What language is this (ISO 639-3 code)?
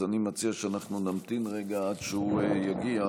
heb